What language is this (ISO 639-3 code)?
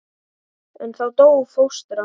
isl